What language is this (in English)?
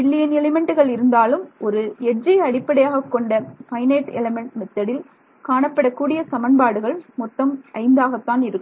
Tamil